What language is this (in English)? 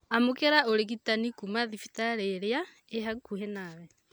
Kikuyu